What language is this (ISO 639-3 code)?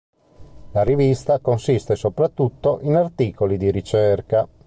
ita